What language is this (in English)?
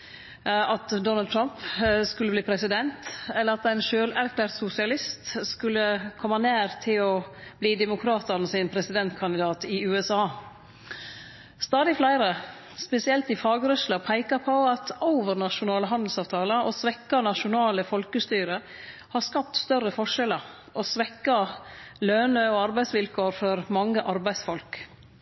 Norwegian Nynorsk